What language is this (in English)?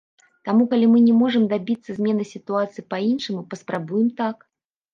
Belarusian